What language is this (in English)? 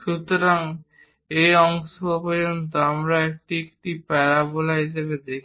Bangla